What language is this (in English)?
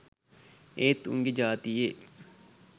Sinhala